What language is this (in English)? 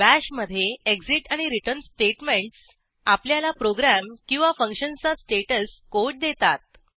Marathi